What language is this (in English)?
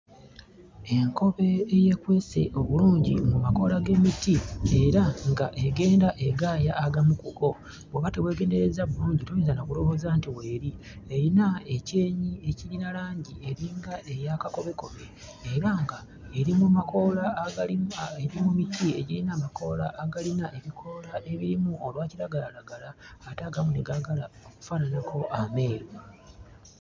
Ganda